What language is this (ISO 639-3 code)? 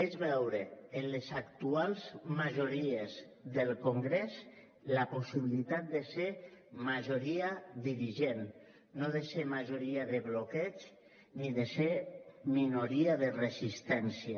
cat